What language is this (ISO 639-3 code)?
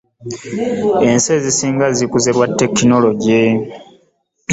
lug